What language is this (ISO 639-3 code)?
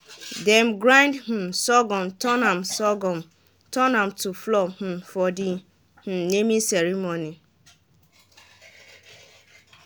pcm